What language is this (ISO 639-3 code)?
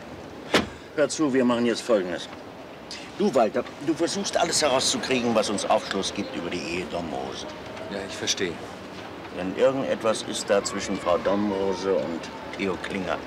deu